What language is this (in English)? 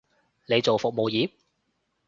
Cantonese